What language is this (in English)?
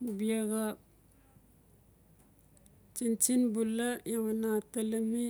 Notsi